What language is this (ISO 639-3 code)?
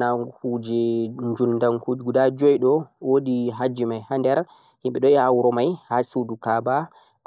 fuq